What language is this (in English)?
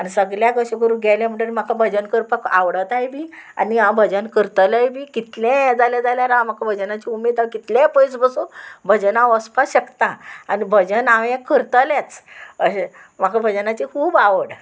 Konkani